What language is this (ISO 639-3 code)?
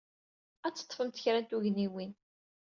kab